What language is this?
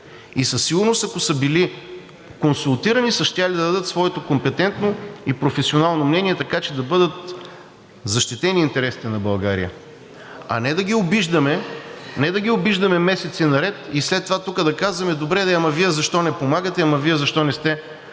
Bulgarian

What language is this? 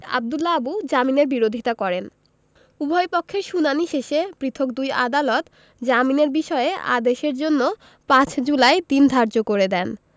Bangla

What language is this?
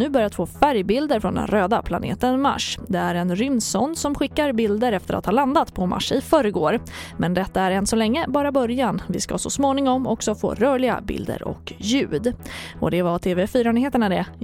Swedish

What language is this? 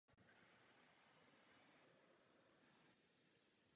Czech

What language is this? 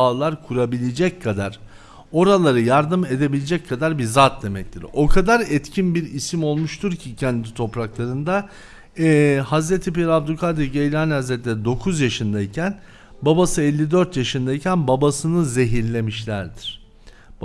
Turkish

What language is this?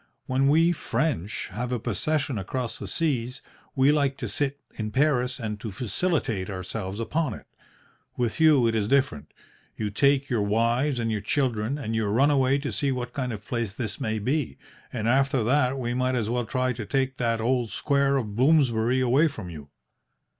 English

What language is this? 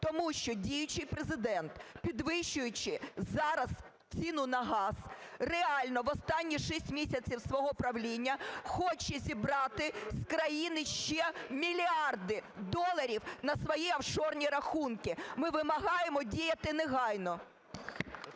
Ukrainian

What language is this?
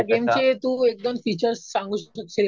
Marathi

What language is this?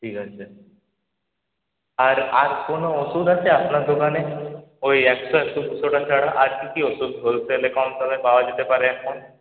Bangla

